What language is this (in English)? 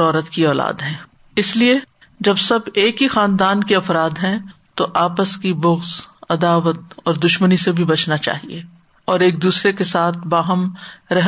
Urdu